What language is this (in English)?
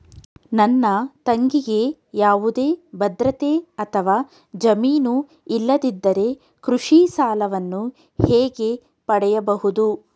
Kannada